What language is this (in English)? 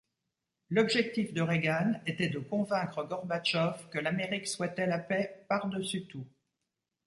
French